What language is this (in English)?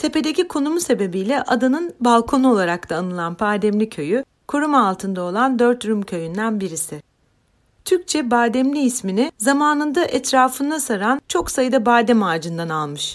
Turkish